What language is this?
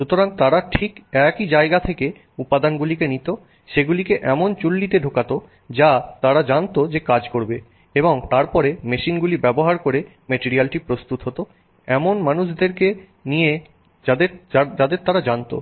Bangla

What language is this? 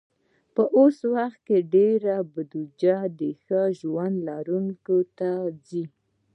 Pashto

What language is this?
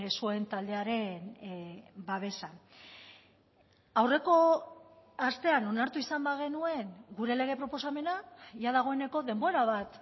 Basque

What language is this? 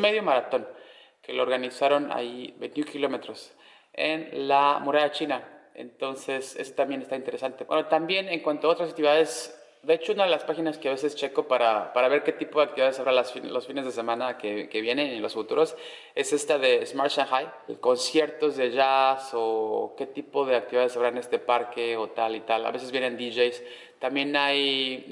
Spanish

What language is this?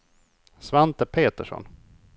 Swedish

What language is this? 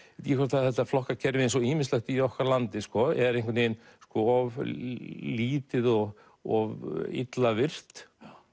Icelandic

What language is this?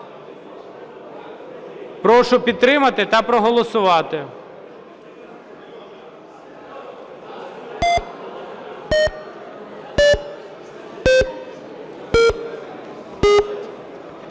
Ukrainian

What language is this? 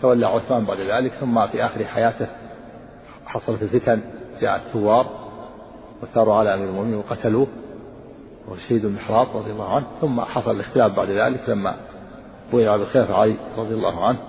Arabic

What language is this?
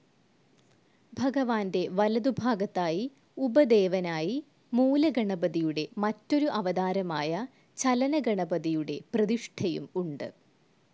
Malayalam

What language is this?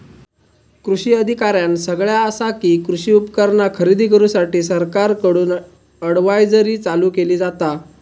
Marathi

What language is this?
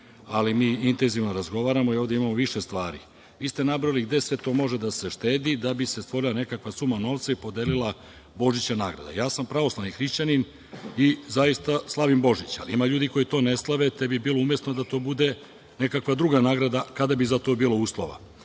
Serbian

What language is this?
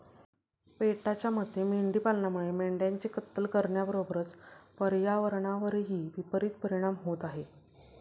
Marathi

